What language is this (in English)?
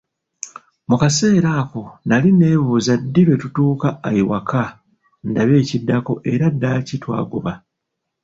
Ganda